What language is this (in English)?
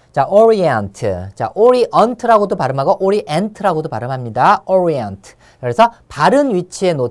Korean